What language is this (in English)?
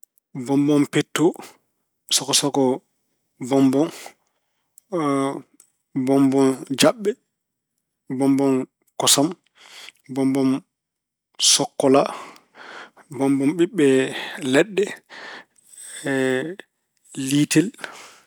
Fula